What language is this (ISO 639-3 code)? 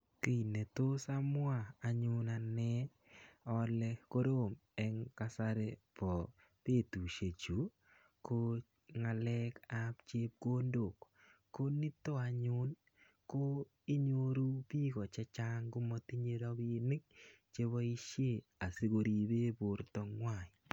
kln